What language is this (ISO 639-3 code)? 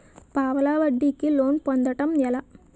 tel